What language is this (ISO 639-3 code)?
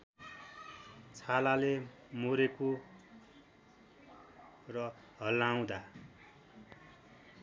nep